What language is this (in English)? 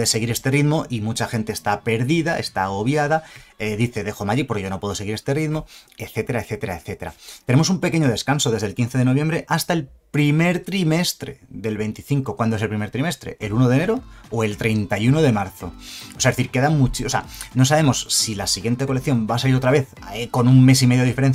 Spanish